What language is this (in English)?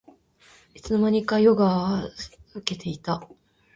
Japanese